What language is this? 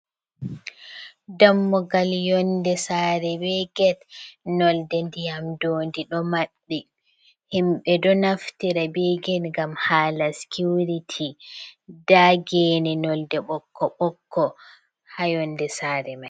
Fula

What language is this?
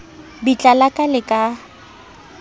Southern Sotho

